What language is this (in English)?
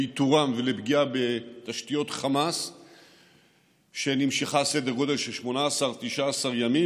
Hebrew